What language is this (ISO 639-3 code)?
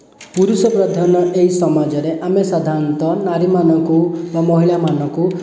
ori